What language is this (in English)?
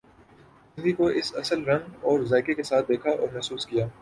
Urdu